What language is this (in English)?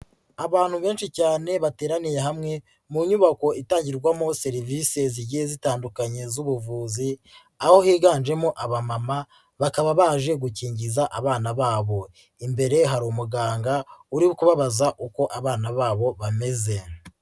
Kinyarwanda